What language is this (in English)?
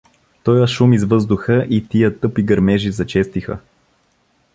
Bulgarian